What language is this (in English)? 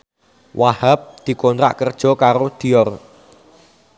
Javanese